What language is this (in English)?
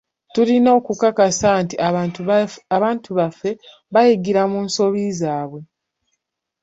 Ganda